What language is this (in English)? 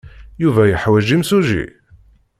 Kabyle